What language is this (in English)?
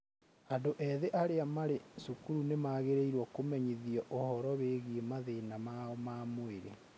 Kikuyu